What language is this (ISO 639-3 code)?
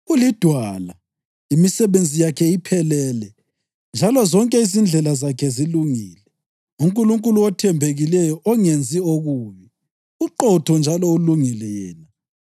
nde